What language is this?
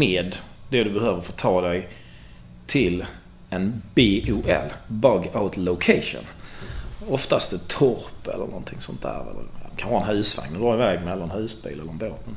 Swedish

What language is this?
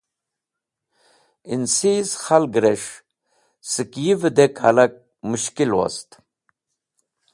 Wakhi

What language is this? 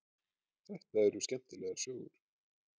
Icelandic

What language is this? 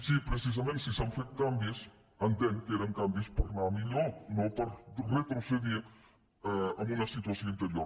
Catalan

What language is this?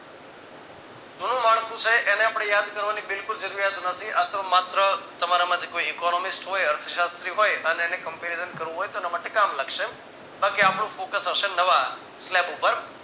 Gujarati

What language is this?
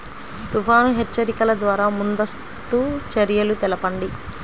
Telugu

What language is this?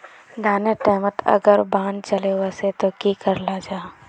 Magahi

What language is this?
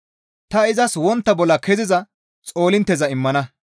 Gamo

